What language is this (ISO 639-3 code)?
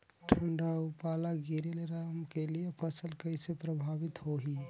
hne